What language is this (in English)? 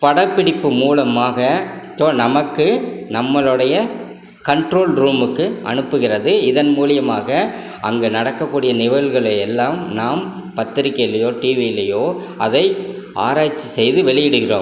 Tamil